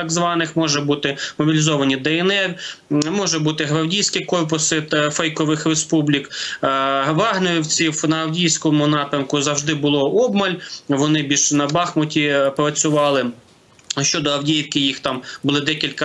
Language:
Ukrainian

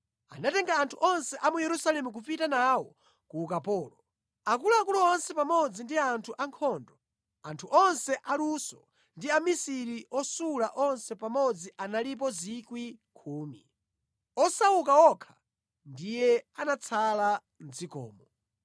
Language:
Nyanja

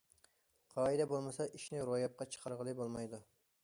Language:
Uyghur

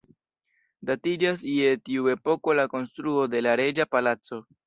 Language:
Esperanto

